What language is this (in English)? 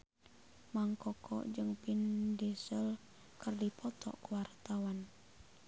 Sundanese